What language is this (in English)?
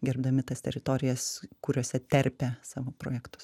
Lithuanian